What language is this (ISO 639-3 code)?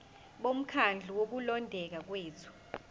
zul